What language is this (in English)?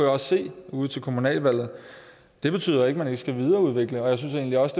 Danish